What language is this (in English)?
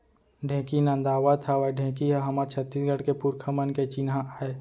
Chhattisgarhi